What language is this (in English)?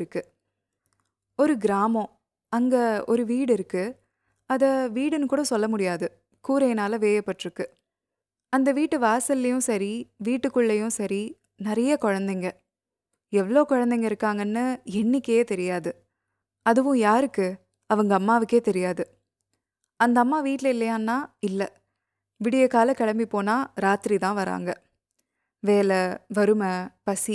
Tamil